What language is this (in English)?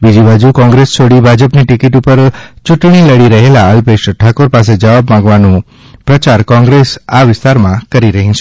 Gujarati